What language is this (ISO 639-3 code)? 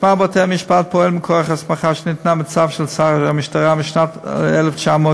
heb